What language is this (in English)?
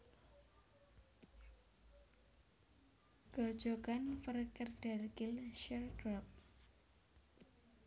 Javanese